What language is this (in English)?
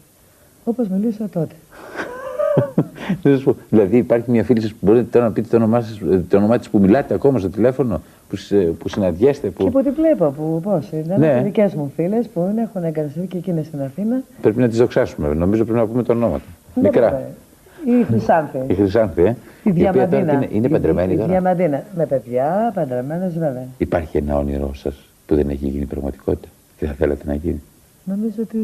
Greek